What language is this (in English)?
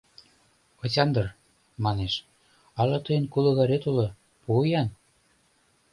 Mari